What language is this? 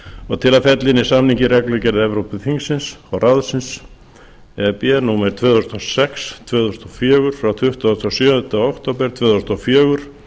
Icelandic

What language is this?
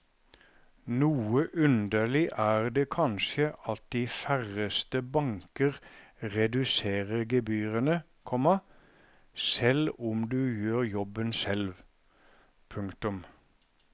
Norwegian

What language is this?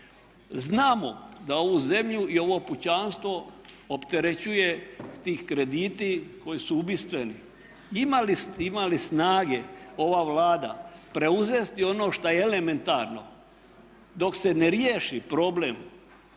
Croatian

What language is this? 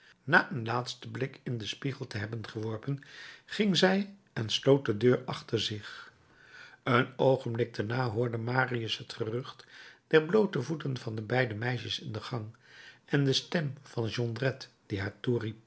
Dutch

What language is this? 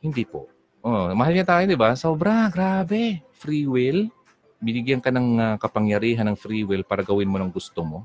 Filipino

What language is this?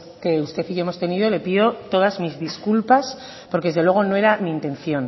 Spanish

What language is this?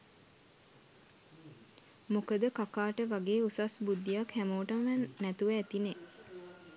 Sinhala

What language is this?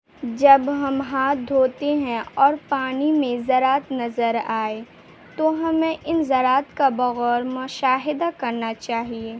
Urdu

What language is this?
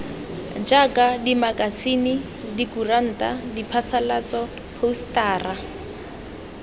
Tswana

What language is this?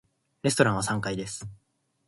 Japanese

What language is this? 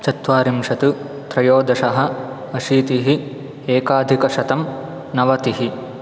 Sanskrit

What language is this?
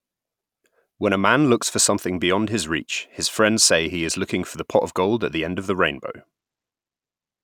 English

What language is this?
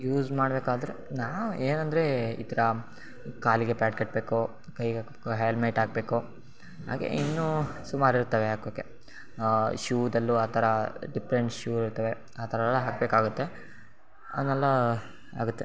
Kannada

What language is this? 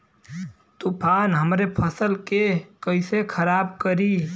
Bhojpuri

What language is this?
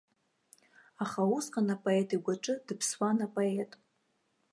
Abkhazian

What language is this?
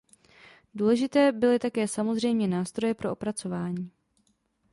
Czech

